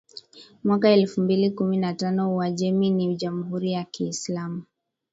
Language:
Swahili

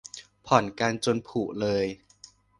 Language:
Thai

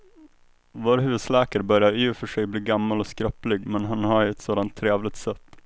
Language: Swedish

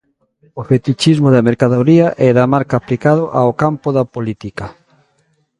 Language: Galician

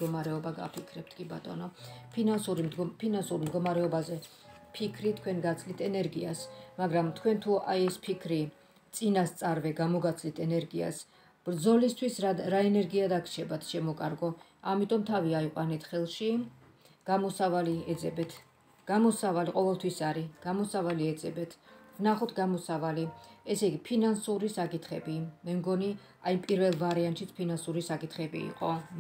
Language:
Romanian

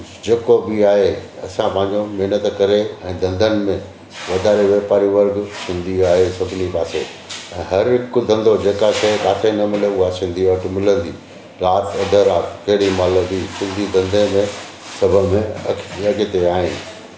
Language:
Sindhi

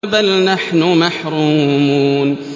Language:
Arabic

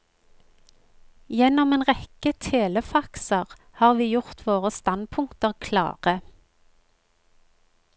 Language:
Norwegian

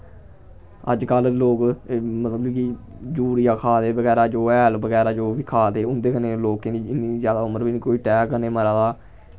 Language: Dogri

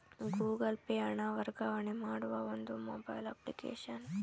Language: Kannada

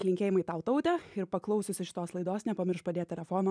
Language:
Lithuanian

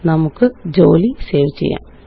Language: Malayalam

